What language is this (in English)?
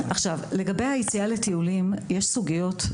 Hebrew